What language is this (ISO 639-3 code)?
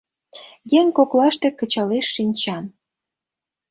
chm